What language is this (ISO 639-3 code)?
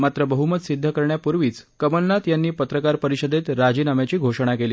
mar